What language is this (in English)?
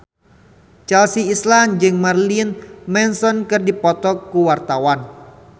Sundanese